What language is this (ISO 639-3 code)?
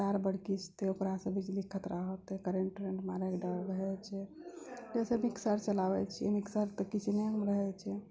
mai